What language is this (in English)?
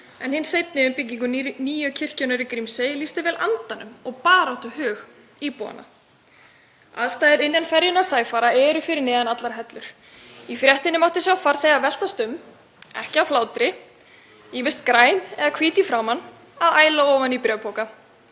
Icelandic